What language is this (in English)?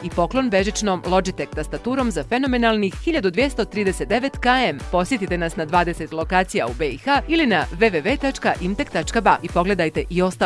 Dutch